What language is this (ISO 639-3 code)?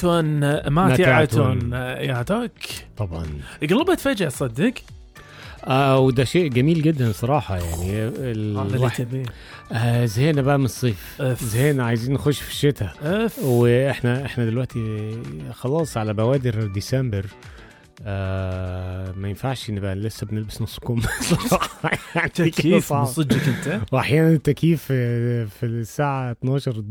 ara